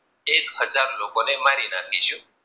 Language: Gujarati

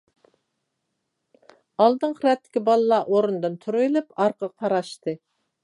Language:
Uyghur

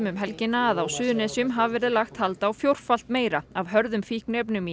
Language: Icelandic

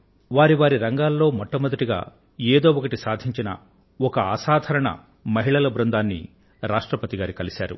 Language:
Telugu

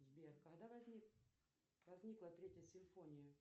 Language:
Russian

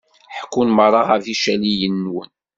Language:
Kabyle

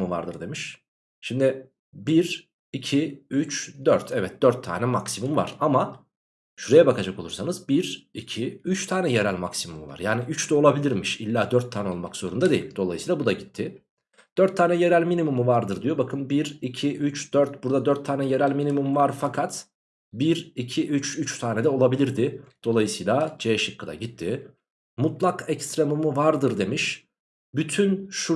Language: Turkish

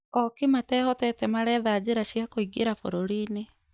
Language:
Kikuyu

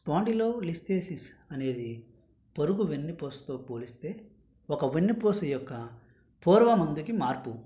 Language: Telugu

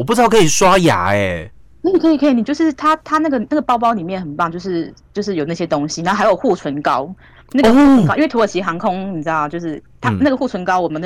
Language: Chinese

